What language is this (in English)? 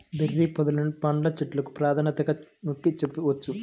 Telugu